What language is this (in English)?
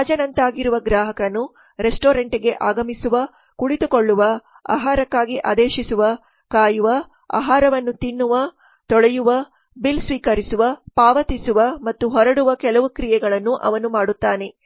Kannada